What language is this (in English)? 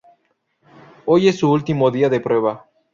Spanish